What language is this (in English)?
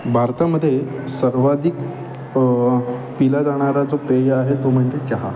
Marathi